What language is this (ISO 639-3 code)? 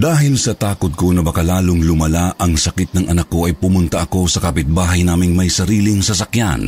fil